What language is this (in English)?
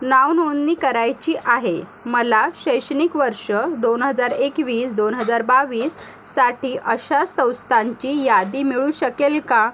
Marathi